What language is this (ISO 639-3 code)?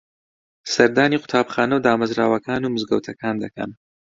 ckb